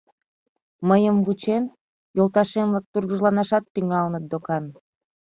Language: Mari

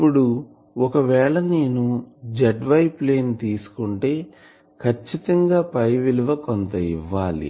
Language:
Telugu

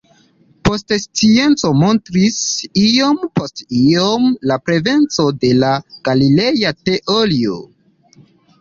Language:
Esperanto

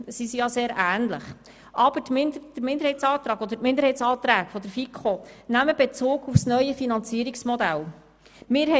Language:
Swiss German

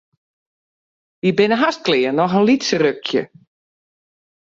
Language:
Western Frisian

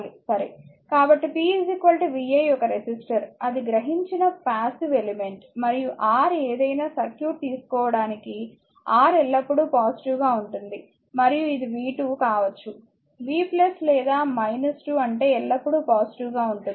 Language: Telugu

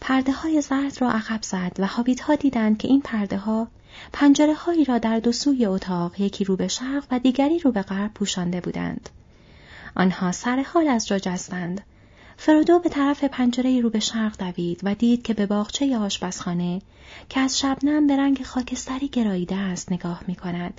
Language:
Persian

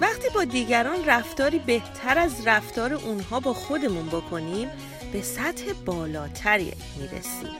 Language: Persian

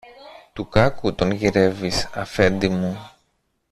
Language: Greek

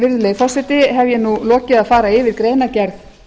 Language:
Icelandic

